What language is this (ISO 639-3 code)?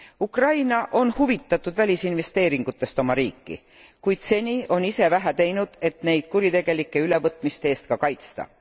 est